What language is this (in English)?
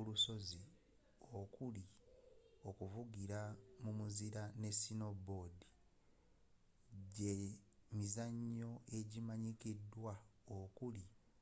Ganda